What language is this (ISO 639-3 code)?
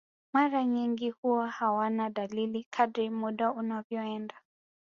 swa